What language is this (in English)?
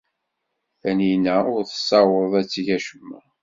Kabyle